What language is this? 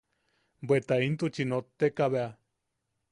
Yaqui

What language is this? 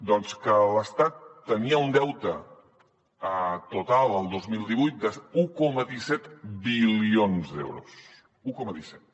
Catalan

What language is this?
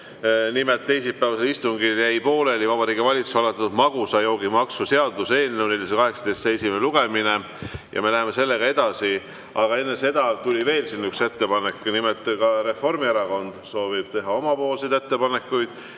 Estonian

